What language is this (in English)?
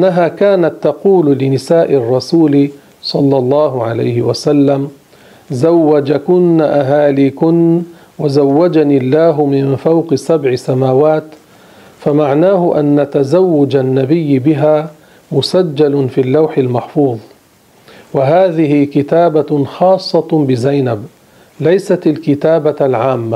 Arabic